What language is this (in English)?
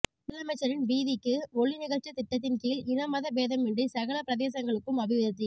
Tamil